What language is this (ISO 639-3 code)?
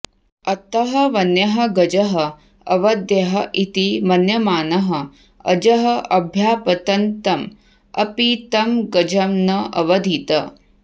san